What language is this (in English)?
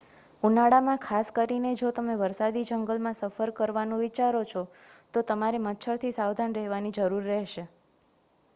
Gujarati